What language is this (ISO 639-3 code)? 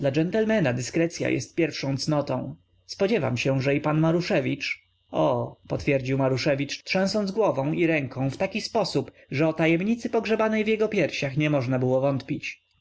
pol